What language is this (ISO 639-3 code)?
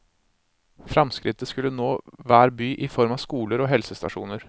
nor